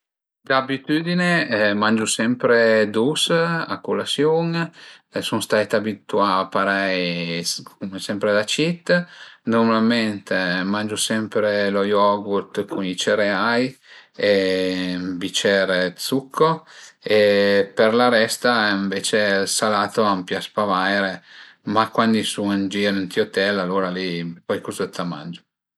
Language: Piedmontese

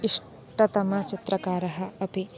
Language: Sanskrit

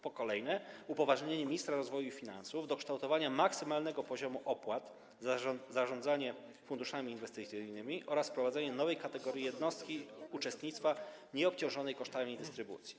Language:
Polish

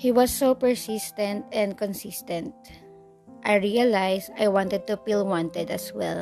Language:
Filipino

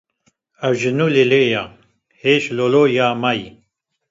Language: Kurdish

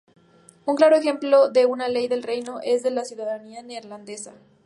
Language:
Spanish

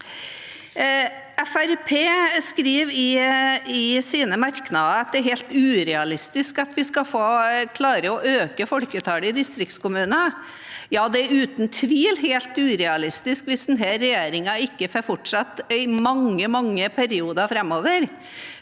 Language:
Norwegian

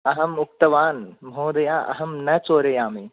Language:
Sanskrit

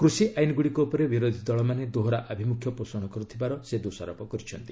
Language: Odia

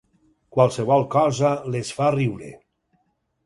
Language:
Catalan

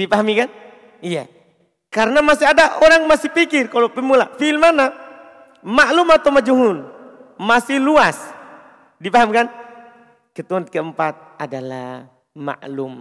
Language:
Indonesian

